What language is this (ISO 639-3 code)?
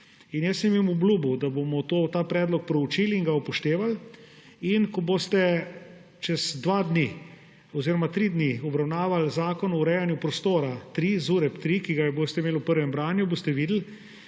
slv